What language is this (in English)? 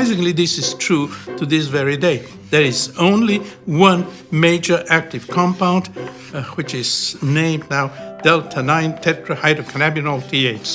English